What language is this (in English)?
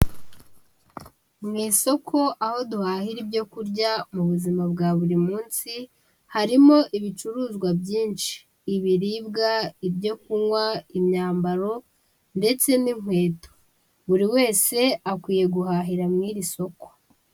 Kinyarwanda